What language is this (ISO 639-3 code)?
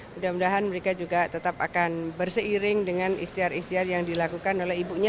ind